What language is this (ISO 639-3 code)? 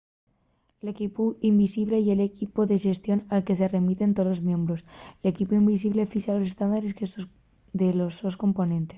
ast